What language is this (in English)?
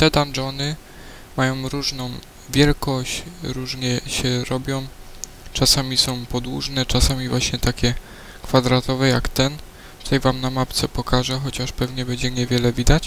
Polish